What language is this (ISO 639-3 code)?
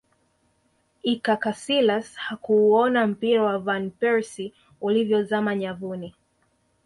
swa